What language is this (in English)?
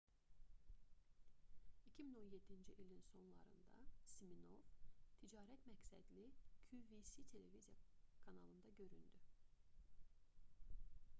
Azerbaijani